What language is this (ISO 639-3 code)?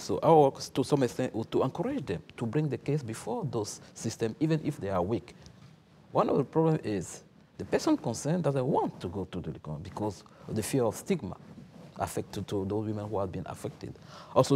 eng